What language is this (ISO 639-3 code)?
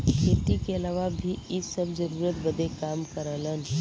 bho